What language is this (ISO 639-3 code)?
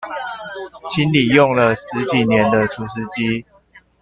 zho